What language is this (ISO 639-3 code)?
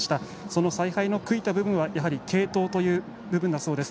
jpn